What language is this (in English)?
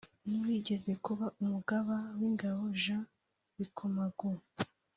Kinyarwanda